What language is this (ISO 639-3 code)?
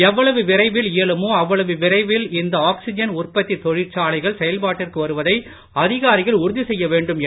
tam